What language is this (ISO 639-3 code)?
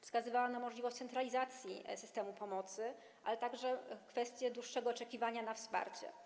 pol